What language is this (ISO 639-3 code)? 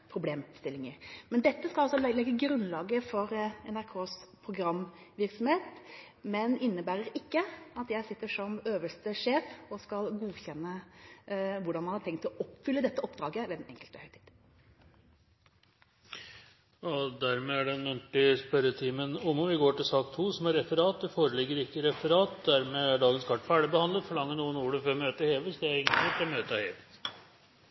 nob